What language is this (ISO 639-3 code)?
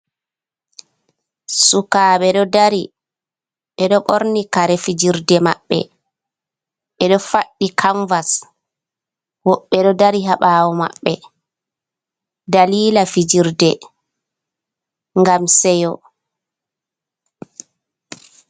ful